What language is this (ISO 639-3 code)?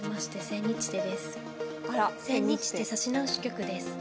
jpn